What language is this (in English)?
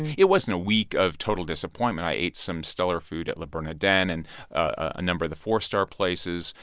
English